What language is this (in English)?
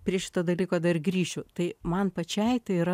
Lithuanian